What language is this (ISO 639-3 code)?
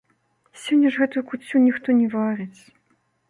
bel